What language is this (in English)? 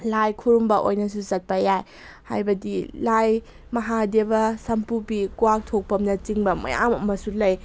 Manipuri